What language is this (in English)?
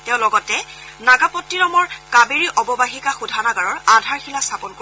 Assamese